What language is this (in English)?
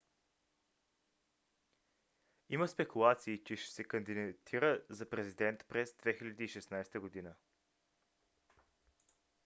Bulgarian